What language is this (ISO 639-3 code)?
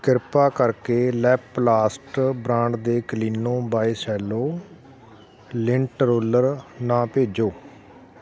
pan